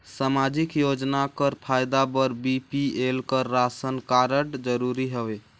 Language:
Chhattisgarhi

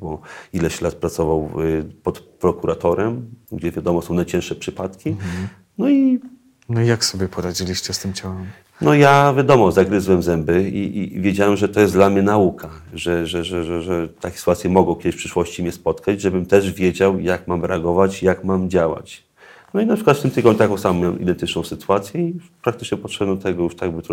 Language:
Polish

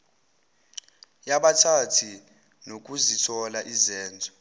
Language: Zulu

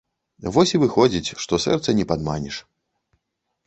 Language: Belarusian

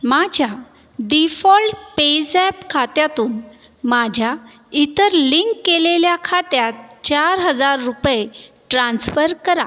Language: Marathi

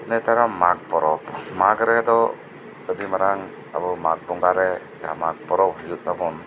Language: Santali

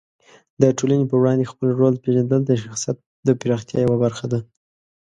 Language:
Pashto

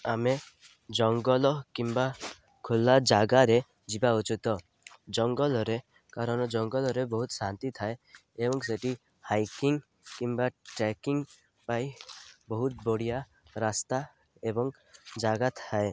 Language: Odia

